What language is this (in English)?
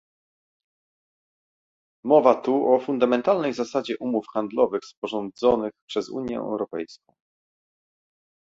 Polish